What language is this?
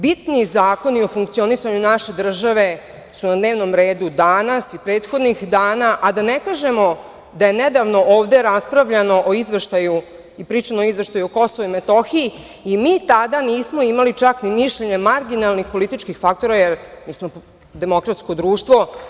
Serbian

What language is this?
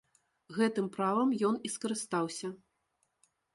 Belarusian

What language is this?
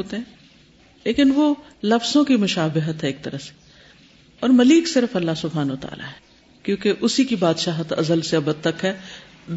Urdu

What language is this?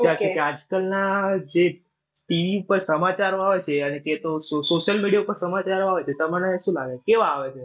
Gujarati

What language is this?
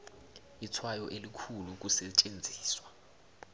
South Ndebele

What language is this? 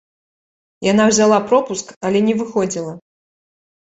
Belarusian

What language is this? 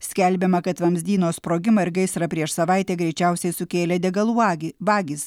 Lithuanian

